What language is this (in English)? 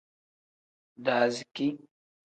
Tem